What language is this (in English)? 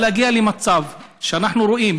Hebrew